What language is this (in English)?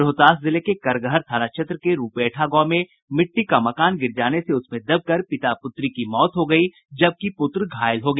Hindi